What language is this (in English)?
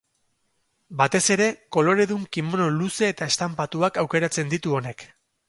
Basque